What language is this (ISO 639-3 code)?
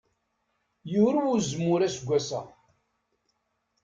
kab